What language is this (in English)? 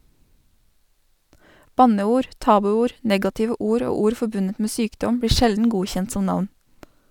Norwegian